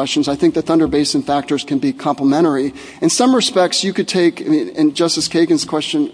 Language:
English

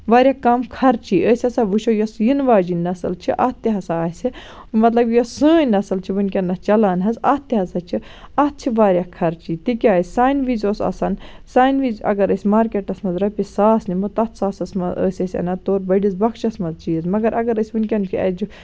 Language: Kashmiri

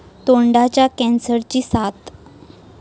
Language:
Marathi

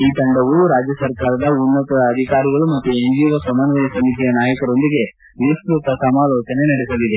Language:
Kannada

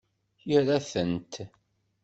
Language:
Kabyle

